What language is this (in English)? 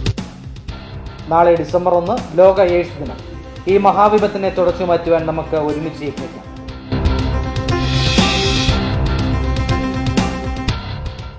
Arabic